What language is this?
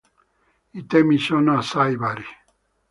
Italian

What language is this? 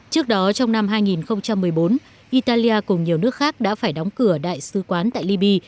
Vietnamese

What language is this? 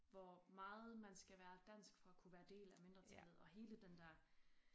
Danish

